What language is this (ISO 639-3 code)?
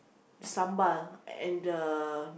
eng